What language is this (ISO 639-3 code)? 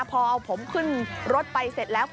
tha